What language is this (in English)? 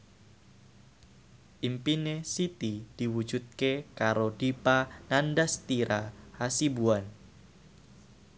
Javanese